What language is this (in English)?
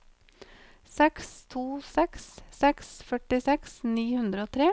Norwegian